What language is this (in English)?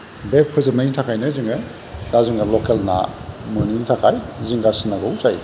Bodo